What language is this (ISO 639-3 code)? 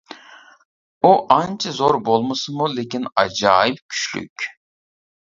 uig